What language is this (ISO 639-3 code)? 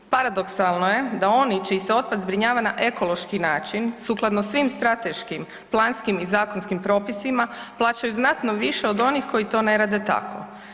hrv